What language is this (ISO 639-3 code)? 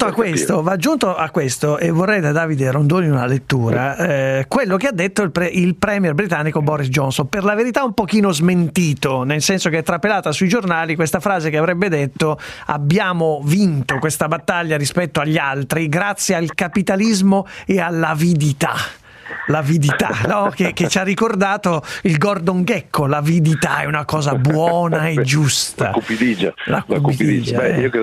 ita